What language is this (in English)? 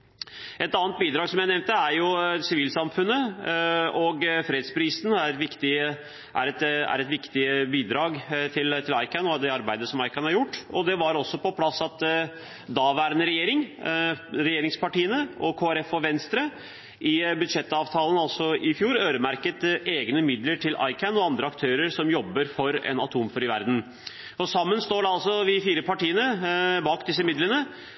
Norwegian Bokmål